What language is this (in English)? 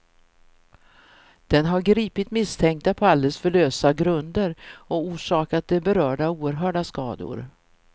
Swedish